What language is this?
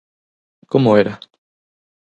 Galician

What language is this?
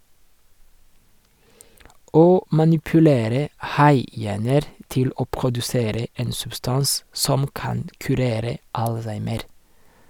Norwegian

